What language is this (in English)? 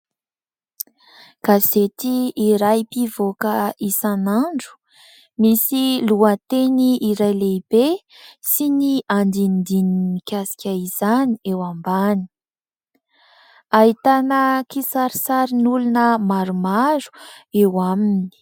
Malagasy